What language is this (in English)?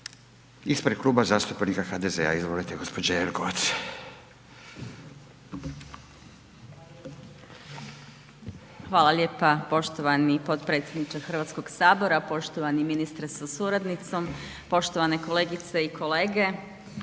Croatian